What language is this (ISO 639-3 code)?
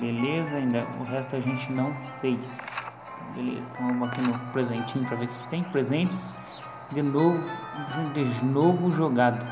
por